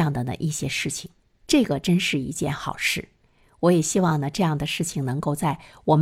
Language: Chinese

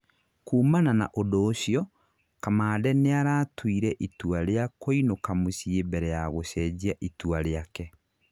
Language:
Kikuyu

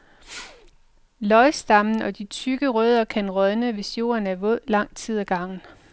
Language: Danish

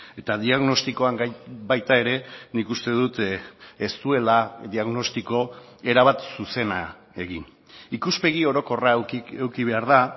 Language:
Basque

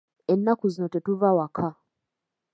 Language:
Ganda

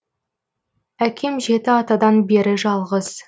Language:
Kazakh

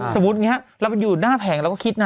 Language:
Thai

